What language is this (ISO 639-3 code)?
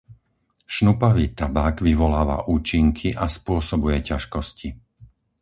slk